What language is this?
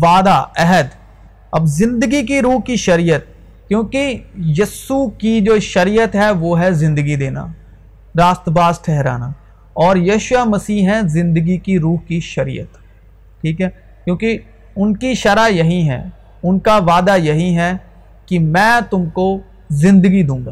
Urdu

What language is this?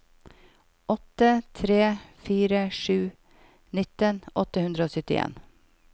Norwegian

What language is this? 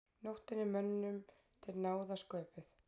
Icelandic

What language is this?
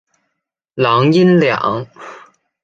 Chinese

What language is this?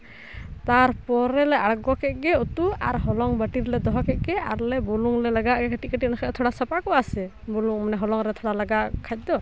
Santali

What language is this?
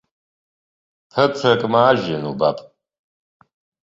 Abkhazian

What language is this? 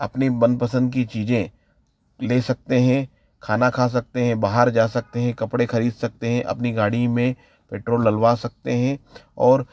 Hindi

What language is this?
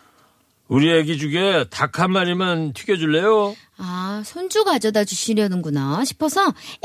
Korean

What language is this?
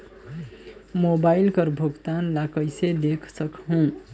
Chhattisgarhi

